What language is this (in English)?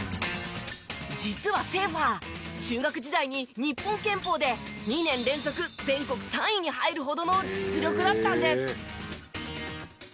Japanese